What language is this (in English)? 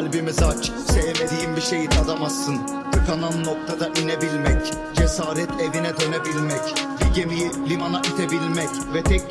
Turkish